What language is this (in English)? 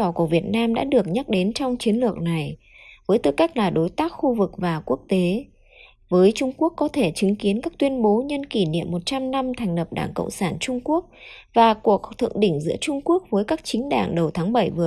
Vietnamese